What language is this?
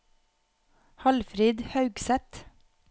Norwegian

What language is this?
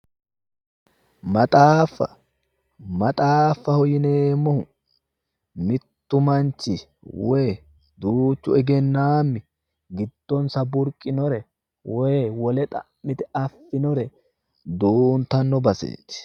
Sidamo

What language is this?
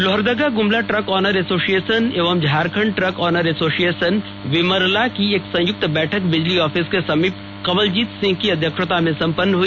Hindi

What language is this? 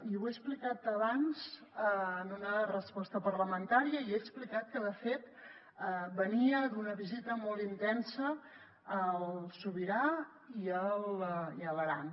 Catalan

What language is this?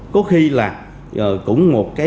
Vietnamese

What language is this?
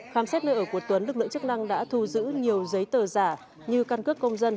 Vietnamese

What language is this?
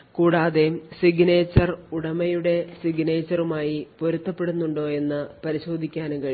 Malayalam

